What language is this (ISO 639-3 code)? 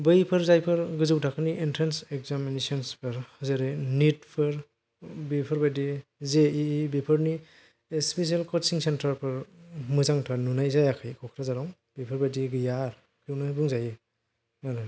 brx